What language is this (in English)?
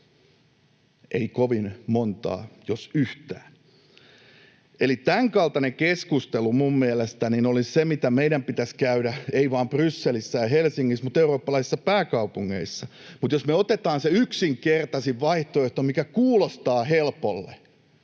Finnish